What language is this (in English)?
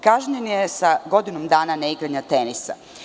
Serbian